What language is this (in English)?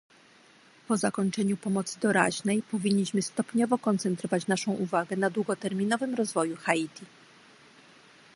Polish